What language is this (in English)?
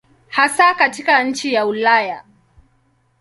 Swahili